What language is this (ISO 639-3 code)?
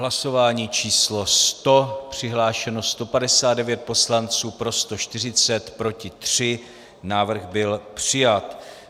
ces